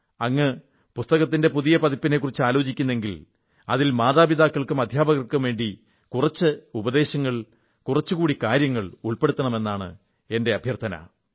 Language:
Malayalam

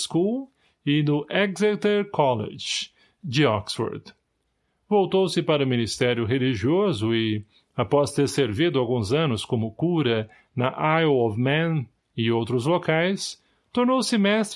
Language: Portuguese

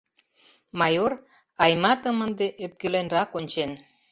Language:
Mari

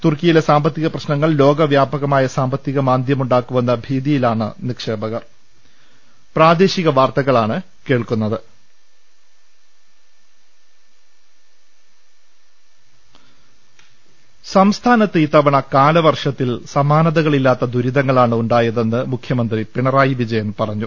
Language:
Malayalam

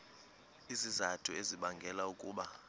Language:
Xhosa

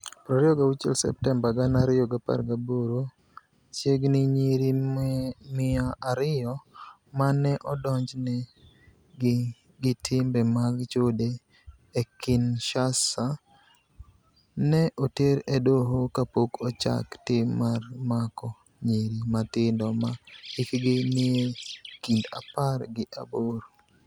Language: Luo (Kenya and Tanzania)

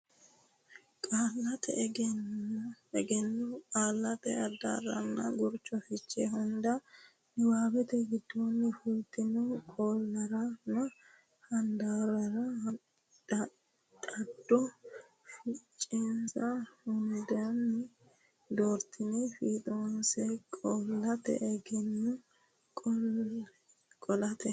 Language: Sidamo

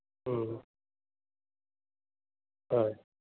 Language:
Assamese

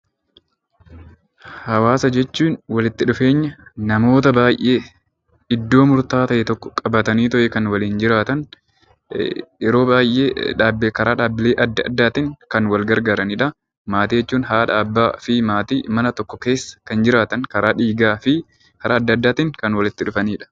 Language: Oromo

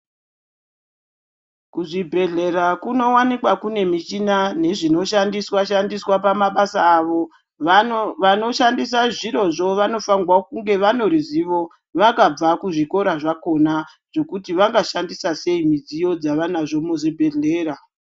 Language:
Ndau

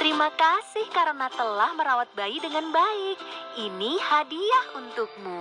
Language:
Indonesian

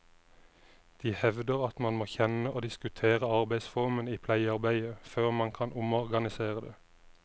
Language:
Norwegian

